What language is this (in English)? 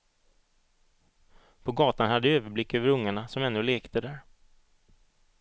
Swedish